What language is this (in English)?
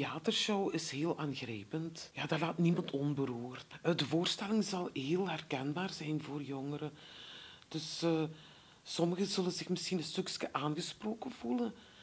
Dutch